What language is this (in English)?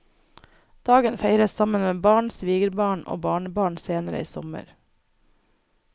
Norwegian